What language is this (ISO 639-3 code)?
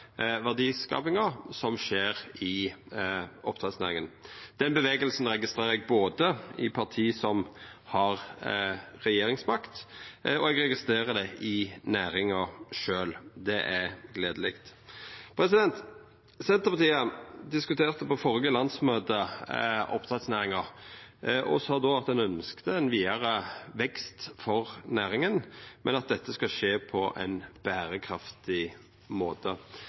nno